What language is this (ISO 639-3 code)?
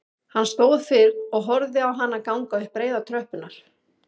isl